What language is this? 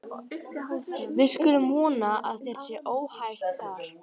Icelandic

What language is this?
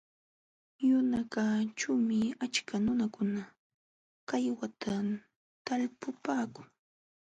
Jauja Wanca Quechua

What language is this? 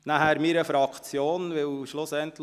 Swiss German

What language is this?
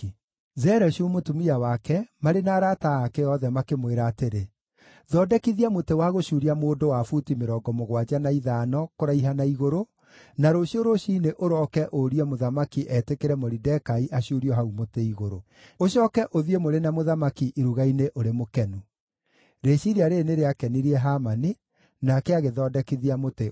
Kikuyu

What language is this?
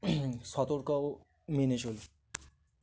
Bangla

